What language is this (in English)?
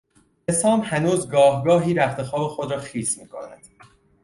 Persian